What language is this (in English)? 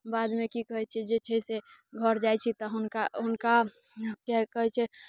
Maithili